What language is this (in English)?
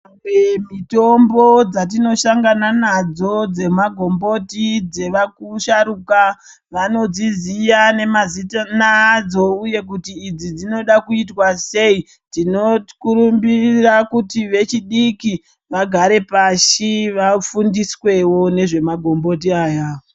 Ndau